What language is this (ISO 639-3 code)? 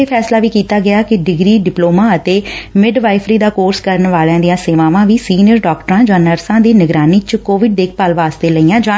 pan